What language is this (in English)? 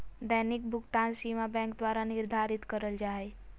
Magahi